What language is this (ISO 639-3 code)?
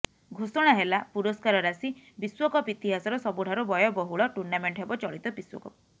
ori